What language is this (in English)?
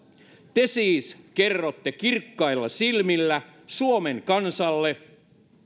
Finnish